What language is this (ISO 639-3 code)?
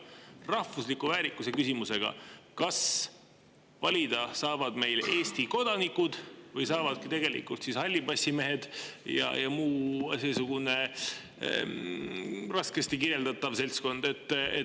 est